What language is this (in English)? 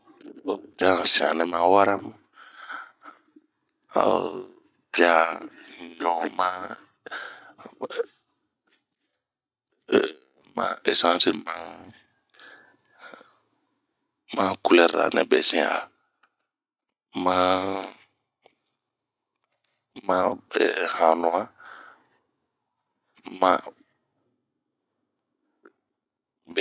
Bomu